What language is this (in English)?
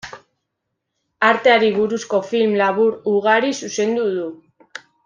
Basque